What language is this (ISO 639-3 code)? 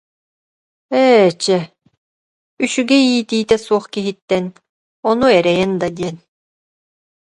sah